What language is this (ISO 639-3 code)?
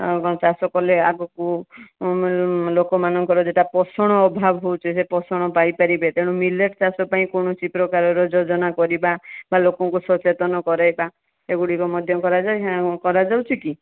ori